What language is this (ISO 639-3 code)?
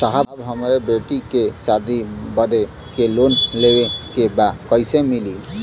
bho